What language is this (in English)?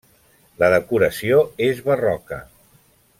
Catalan